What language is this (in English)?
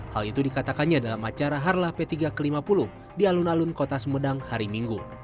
Indonesian